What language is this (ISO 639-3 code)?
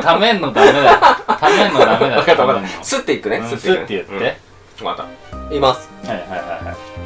jpn